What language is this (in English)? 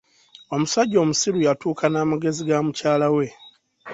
Ganda